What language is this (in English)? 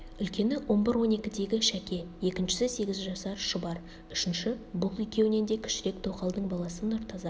Kazakh